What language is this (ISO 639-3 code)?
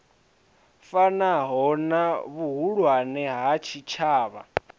ven